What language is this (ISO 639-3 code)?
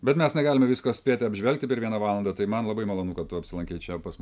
lit